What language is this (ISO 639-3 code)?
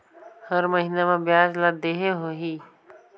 hne